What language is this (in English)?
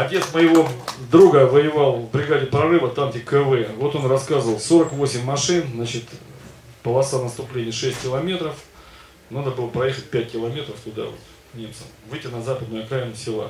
Russian